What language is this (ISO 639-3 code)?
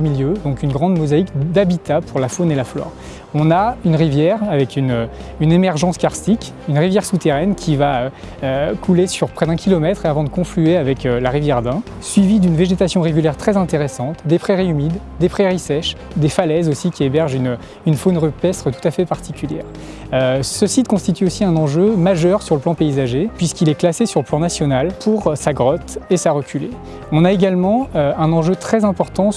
fra